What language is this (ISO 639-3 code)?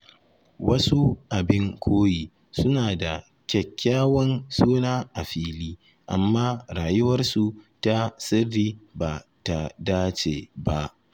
hau